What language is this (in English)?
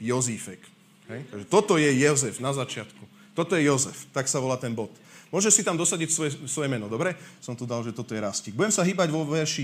Slovak